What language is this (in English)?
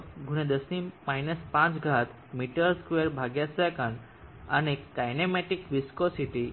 Gujarati